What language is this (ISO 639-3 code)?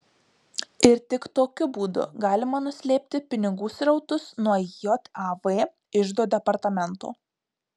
lit